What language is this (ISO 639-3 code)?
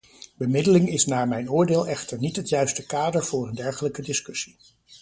nld